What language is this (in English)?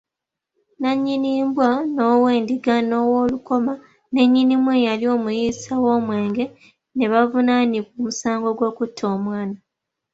Ganda